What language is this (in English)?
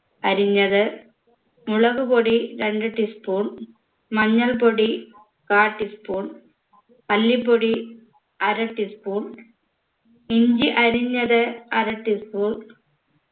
Malayalam